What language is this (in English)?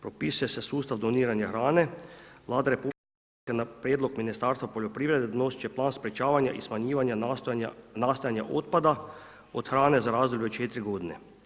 Croatian